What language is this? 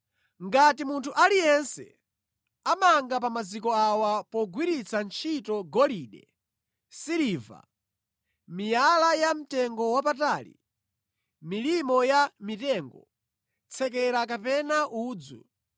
Nyanja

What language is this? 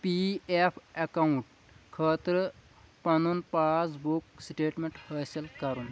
Kashmiri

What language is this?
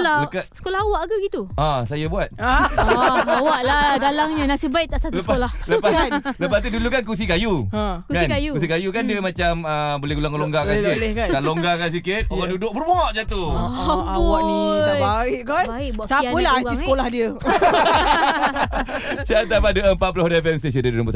Malay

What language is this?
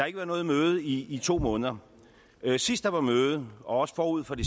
Danish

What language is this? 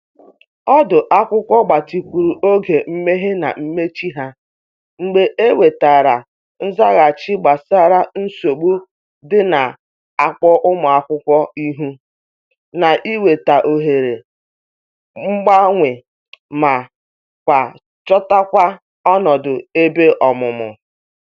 Igbo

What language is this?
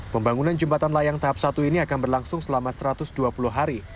Indonesian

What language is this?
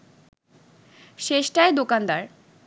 Bangla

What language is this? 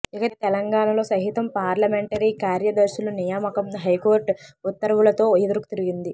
Telugu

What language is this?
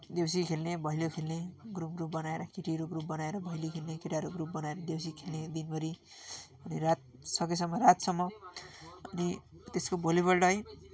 Nepali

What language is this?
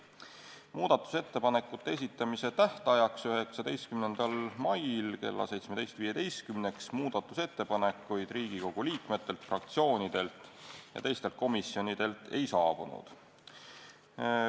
Estonian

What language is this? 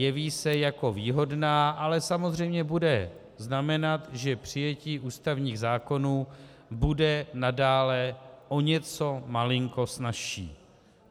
Czech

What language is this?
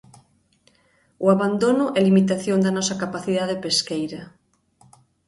Galician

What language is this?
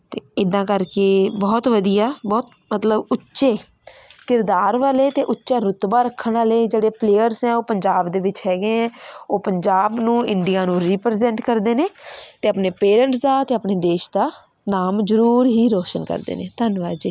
Punjabi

